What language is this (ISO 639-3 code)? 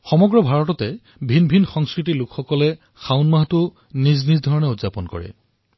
asm